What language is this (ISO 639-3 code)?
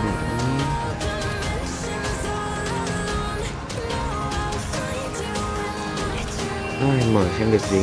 vie